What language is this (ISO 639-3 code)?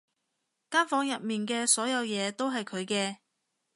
yue